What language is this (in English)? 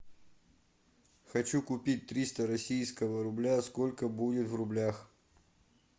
Russian